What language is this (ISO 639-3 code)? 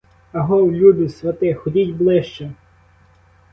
ukr